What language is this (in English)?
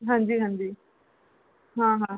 Punjabi